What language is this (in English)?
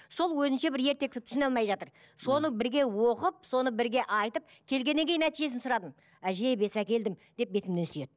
Kazakh